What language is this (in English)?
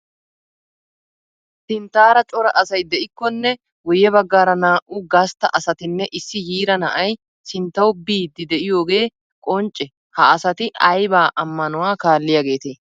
Wolaytta